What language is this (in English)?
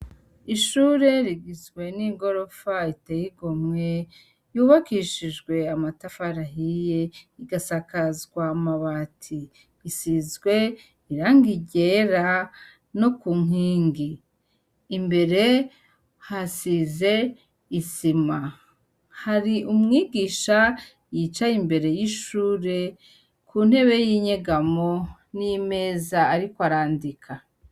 Rundi